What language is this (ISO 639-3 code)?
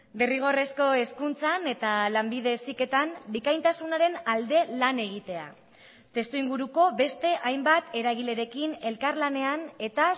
eus